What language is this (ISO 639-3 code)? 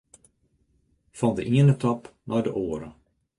fry